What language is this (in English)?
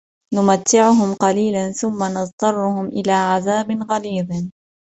Arabic